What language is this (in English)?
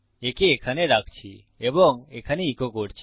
Bangla